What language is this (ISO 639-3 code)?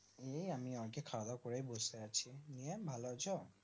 ben